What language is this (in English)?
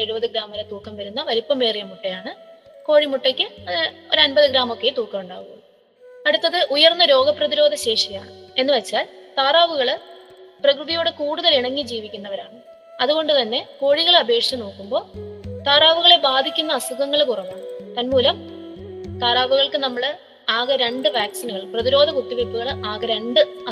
Malayalam